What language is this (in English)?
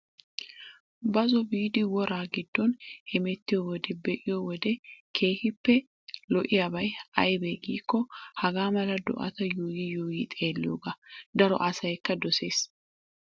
Wolaytta